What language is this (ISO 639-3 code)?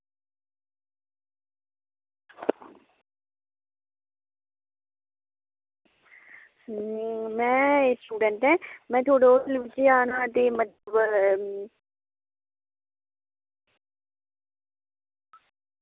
doi